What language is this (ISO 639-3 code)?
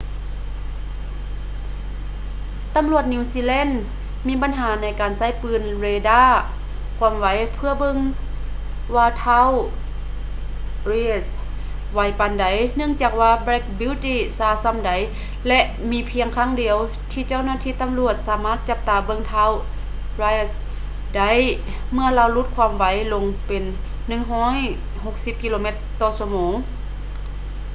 lao